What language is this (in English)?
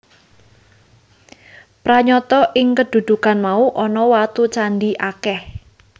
Javanese